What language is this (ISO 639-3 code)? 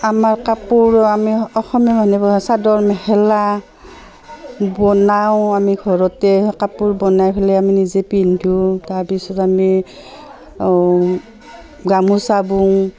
asm